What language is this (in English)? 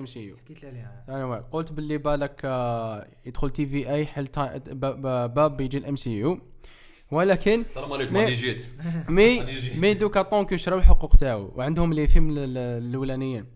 Arabic